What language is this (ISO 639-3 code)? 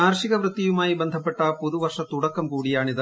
mal